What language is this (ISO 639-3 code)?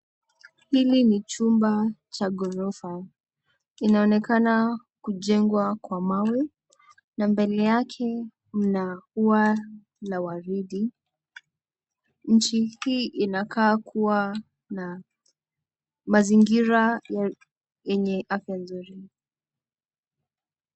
swa